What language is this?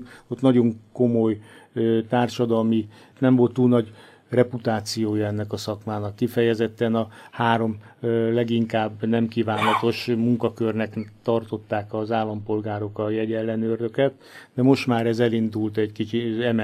Hungarian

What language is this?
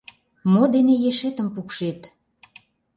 Mari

